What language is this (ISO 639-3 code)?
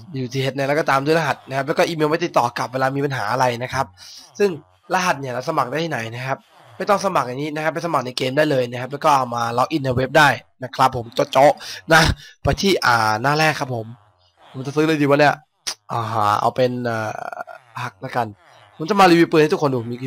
tha